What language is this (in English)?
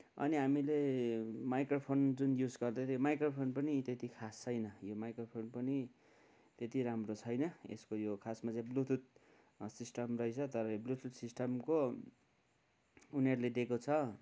Nepali